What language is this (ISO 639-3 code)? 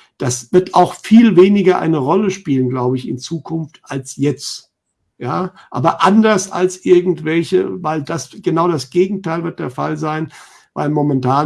deu